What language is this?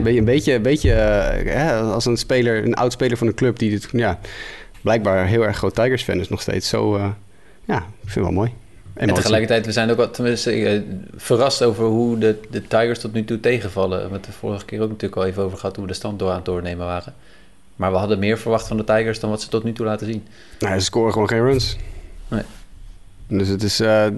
Dutch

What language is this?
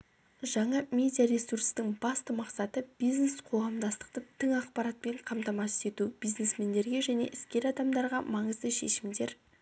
Kazakh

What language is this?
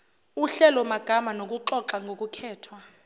Zulu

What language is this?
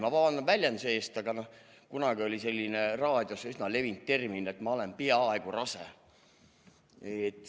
Estonian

